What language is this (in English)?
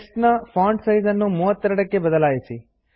Kannada